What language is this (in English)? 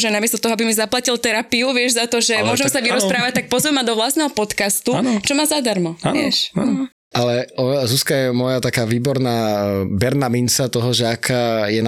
Slovak